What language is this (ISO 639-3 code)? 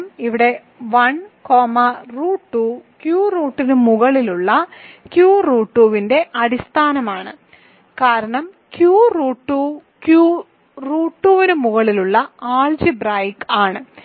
mal